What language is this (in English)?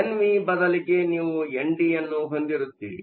Kannada